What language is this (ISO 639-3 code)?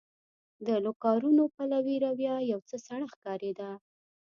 pus